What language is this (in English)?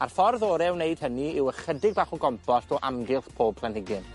Welsh